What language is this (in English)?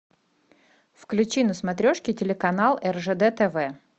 Russian